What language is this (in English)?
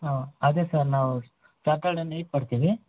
Kannada